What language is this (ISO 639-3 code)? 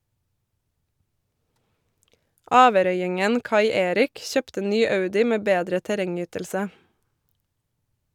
nor